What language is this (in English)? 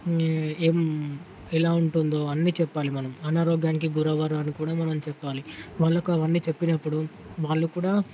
Telugu